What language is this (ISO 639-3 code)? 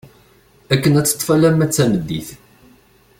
kab